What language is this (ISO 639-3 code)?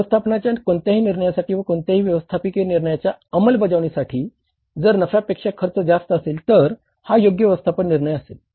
mar